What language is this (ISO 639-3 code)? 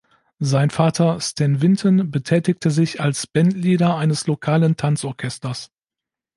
deu